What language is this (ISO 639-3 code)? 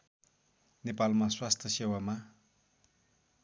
nep